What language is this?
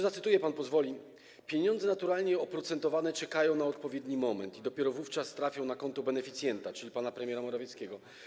Polish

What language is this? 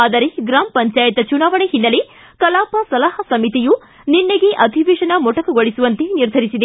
Kannada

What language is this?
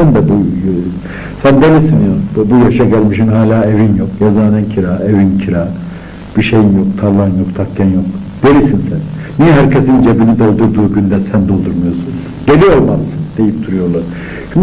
Turkish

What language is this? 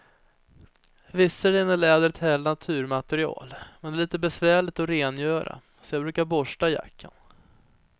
Swedish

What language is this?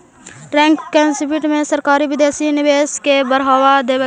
Magahi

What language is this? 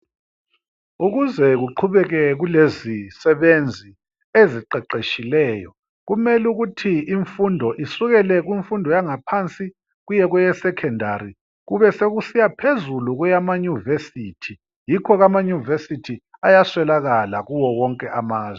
North Ndebele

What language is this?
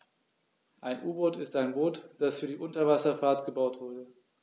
German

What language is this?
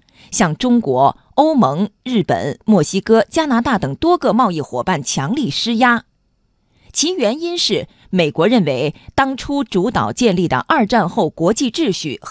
Chinese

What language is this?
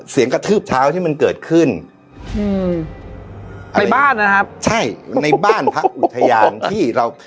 Thai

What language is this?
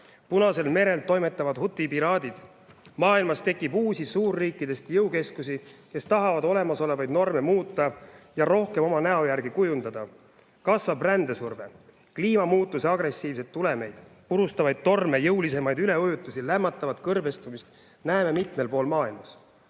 Estonian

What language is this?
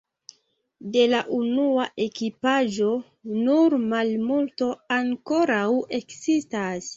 Esperanto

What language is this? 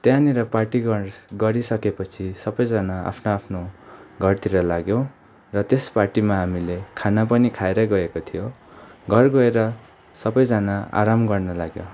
Nepali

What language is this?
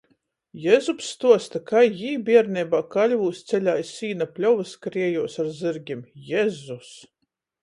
Latgalian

